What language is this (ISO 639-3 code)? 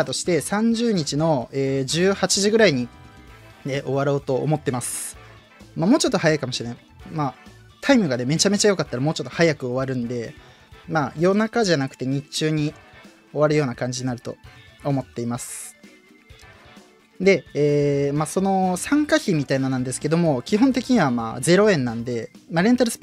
jpn